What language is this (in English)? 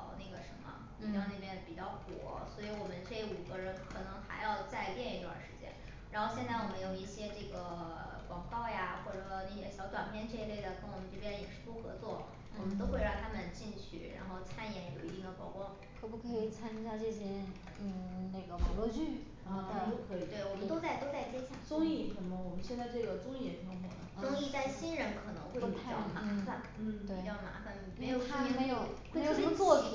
Chinese